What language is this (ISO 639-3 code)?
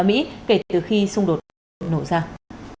vie